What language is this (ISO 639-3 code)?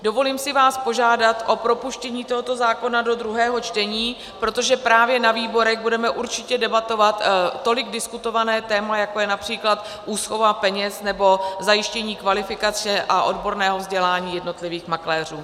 ces